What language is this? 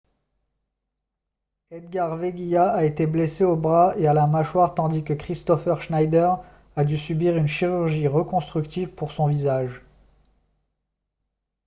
French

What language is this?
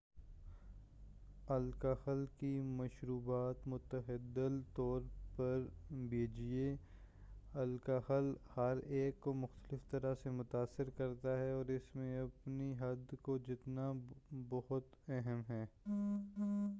Urdu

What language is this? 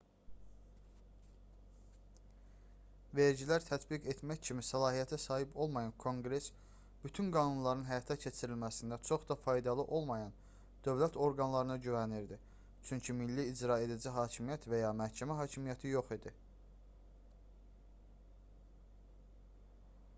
Azerbaijani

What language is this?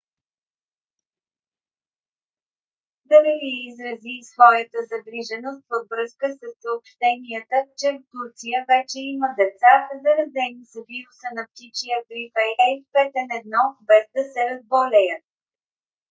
Bulgarian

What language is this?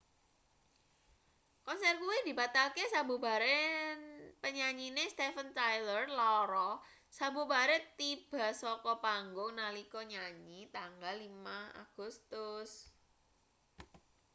Javanese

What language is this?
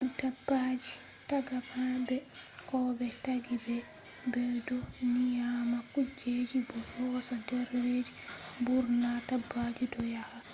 Fula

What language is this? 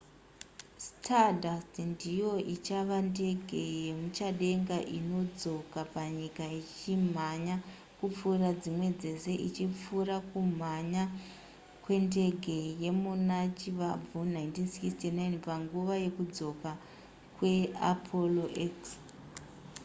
Shona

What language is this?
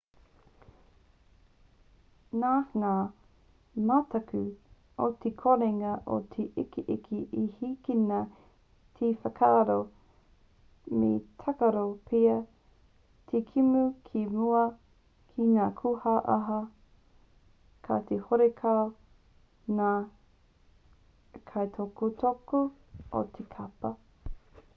Māori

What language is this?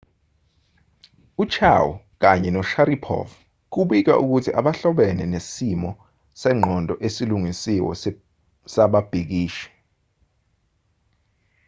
Zulu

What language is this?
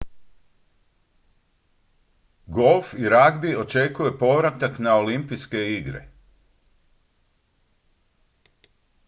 Croatian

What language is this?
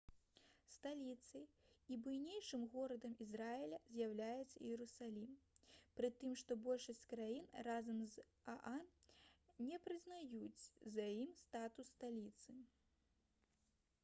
Belarusian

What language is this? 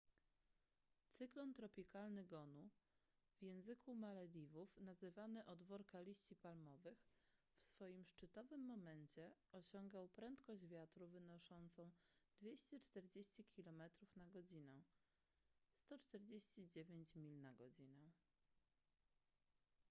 Polish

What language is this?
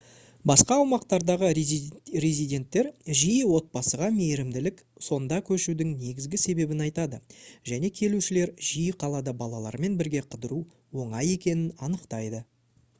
Kazakh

